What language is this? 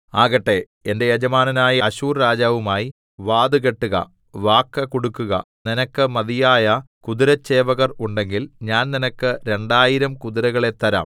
Malayalam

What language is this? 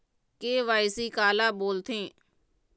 Chhattisgarhi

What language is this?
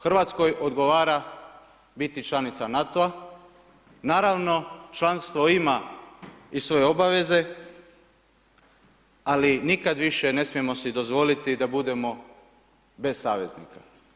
Croatian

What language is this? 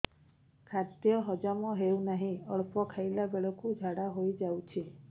Odia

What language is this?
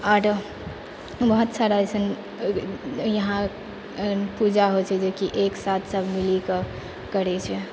Maithili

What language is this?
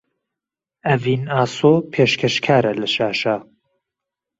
Central Kurdish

